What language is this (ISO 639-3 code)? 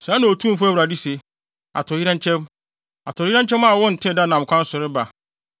aka